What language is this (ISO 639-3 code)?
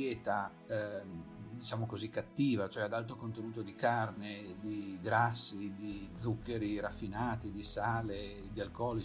ita